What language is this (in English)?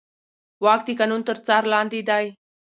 Pashto